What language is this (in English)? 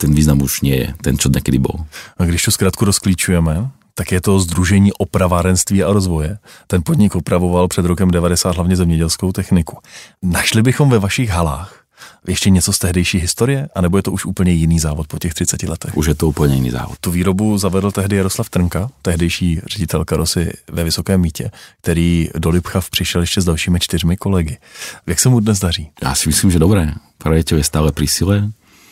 Czech